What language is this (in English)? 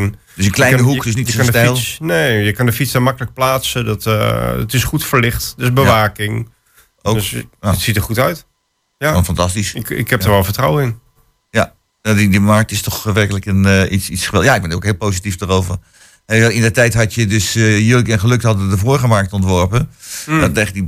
Dutch